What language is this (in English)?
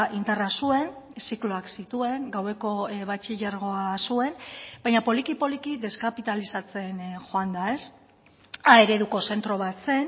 Basque